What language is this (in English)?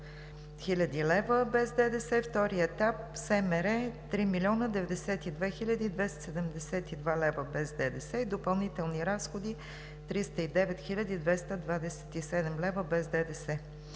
Bulgarian